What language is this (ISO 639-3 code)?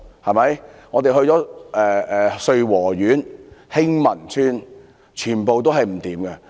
yue